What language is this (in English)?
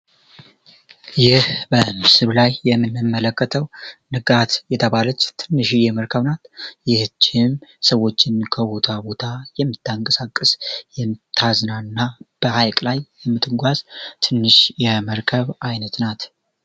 Amharic